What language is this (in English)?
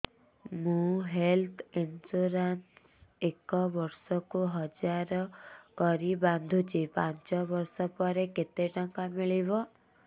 Odia